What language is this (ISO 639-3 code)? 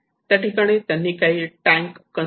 mar